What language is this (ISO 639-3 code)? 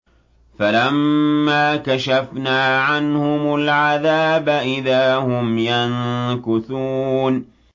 ara